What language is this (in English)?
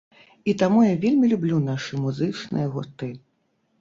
Belarusian